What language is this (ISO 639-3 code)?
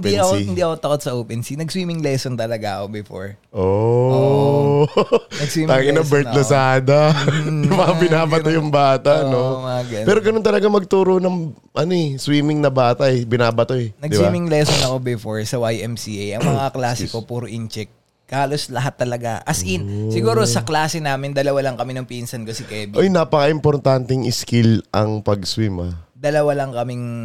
fil